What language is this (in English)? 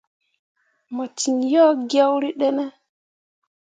Mundang